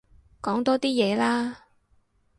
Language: Cantonese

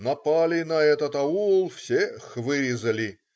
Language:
Russian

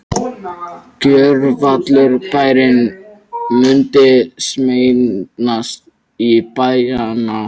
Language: Icelandic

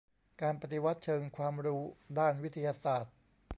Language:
Thai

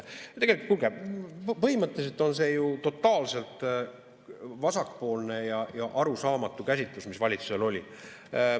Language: Estonian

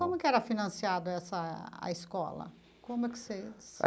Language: Portuguese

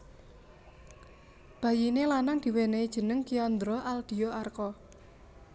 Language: Javanese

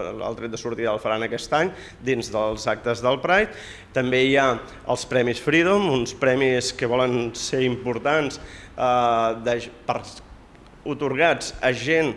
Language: Catalan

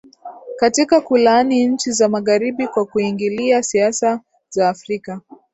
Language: Swahili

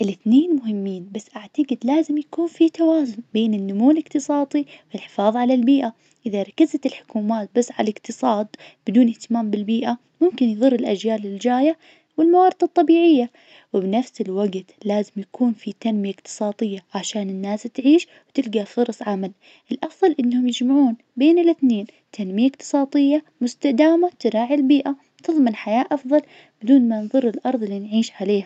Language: Najdi Arabic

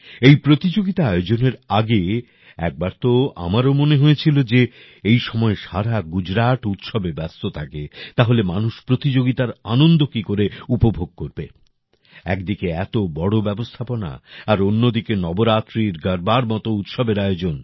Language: Bangla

